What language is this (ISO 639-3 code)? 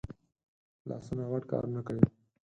pus